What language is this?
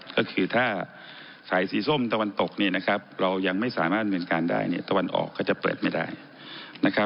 Thai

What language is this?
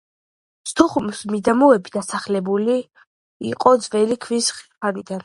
Georgian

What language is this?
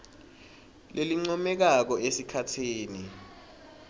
Swati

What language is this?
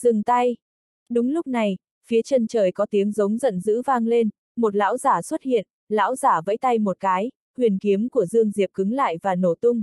Vietnamese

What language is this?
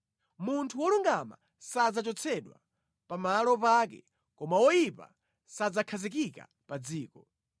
Nyanja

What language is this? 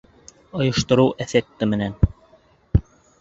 Bashkir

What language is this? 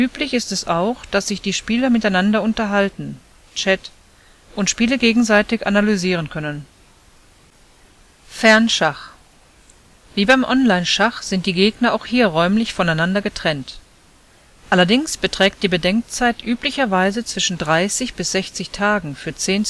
German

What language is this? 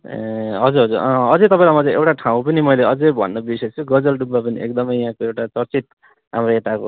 Nepali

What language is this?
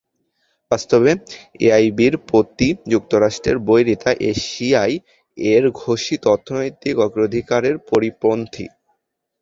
Bangla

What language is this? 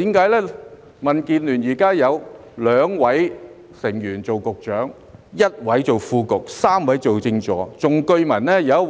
Cantonese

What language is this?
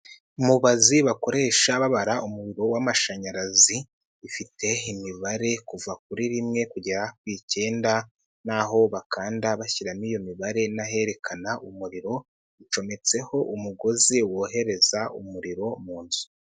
Kinyarwanda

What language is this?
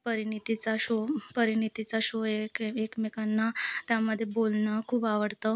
Marathi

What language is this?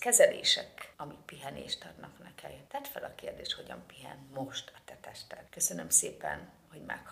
Hungarian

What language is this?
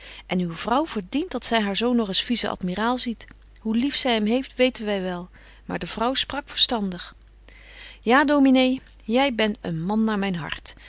Dutch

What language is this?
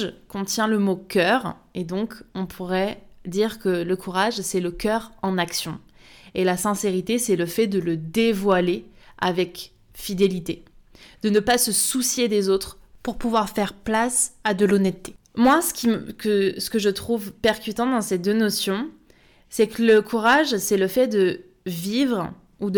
French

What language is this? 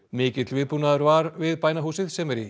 Icelandic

